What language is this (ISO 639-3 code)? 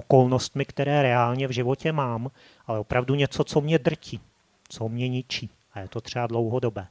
ces